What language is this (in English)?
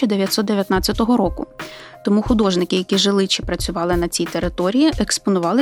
Ukrainian